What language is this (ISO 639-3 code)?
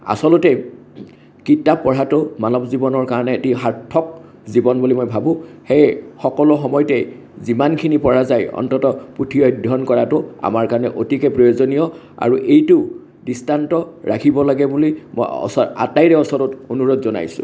asm